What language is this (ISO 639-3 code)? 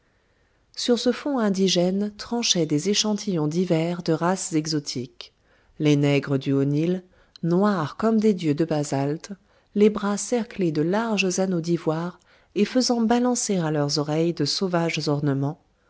fra